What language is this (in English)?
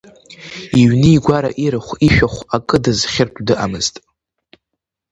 Abkhazian